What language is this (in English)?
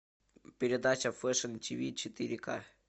Russian